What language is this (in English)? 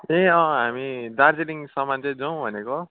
Nepali